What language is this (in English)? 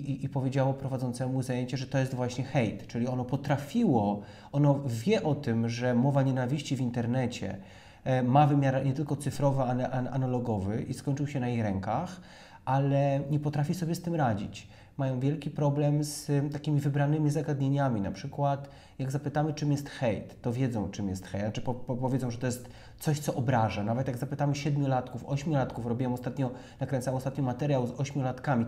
Polish